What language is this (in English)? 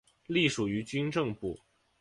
Chinese